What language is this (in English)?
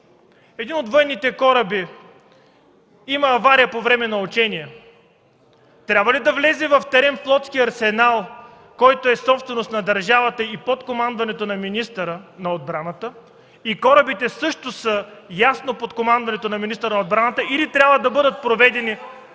Bulgarian